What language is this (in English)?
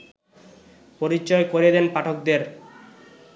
Bangla